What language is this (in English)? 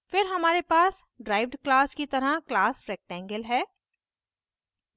Hindi